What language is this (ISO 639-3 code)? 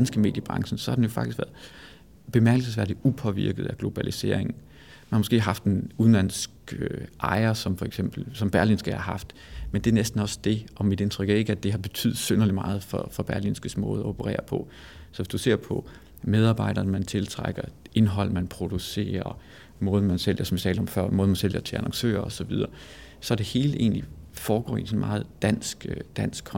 dan